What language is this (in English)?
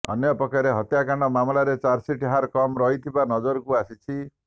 Odia